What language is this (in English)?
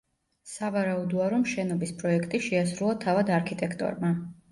Georgian